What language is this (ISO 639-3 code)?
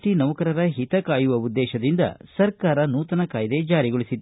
kan